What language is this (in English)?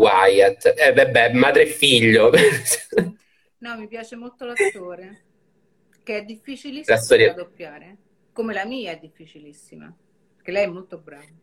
Italian